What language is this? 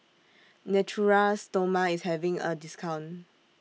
English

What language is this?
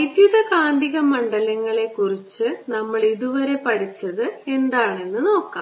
Malayalam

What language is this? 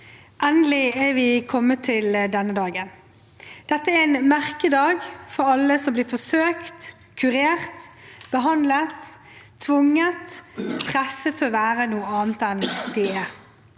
Norwegian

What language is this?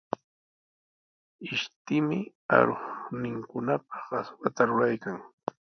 Sihuas Ancash Quechua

